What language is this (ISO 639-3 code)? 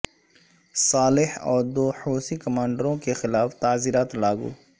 urd